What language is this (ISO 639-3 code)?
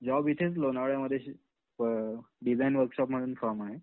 mar